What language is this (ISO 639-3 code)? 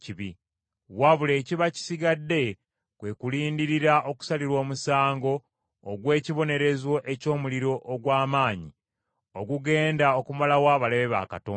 lug